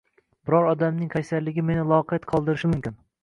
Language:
Uzbek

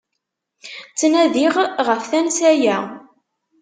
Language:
Kabyle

